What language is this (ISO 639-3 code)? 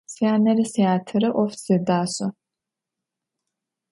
ady